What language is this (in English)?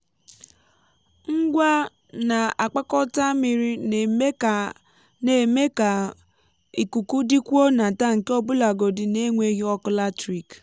Igbo